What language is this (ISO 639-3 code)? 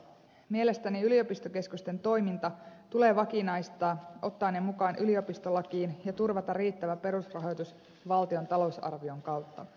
fin